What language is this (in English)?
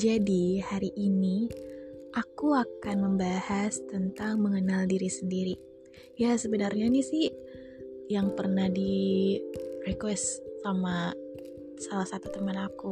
Indonesian